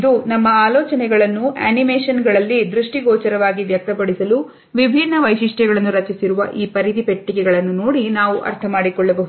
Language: Kannada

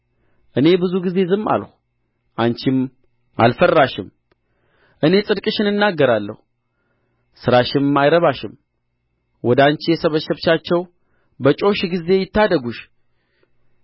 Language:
Amharic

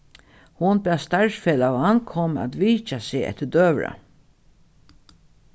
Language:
Faroese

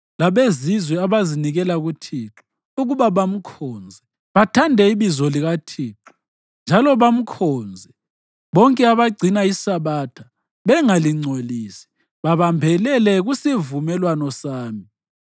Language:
North Ndebele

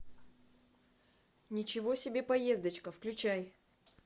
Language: Russian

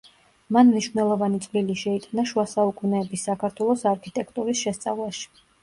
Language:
Georgian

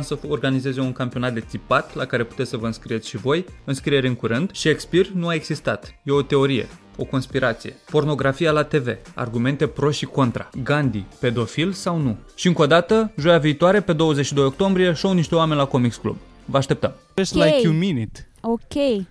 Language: Romanian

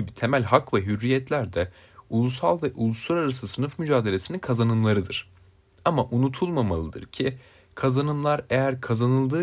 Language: Turkish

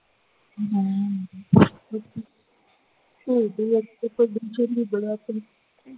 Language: Punjabi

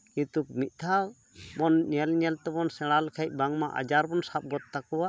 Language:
Santali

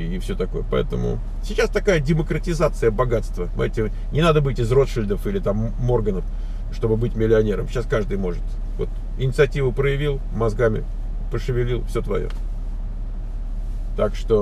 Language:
Russian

